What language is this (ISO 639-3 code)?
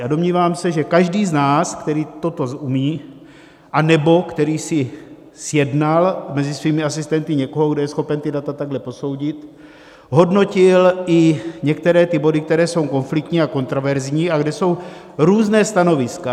ces